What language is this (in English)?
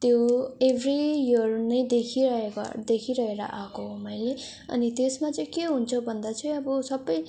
Nepali